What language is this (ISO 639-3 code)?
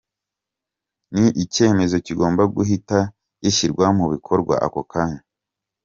kin